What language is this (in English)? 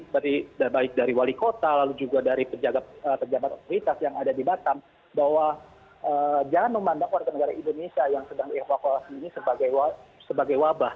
Indonesian